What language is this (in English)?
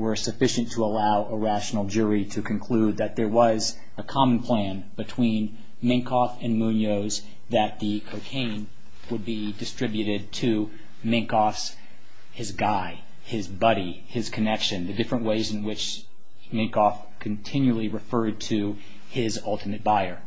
English